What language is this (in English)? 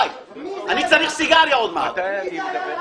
Hebrew